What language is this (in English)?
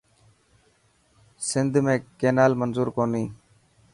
Dhatki